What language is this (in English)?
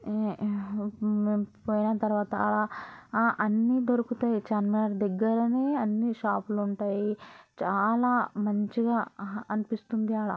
Telugu